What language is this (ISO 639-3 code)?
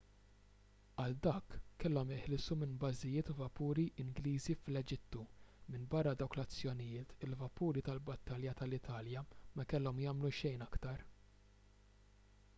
mlt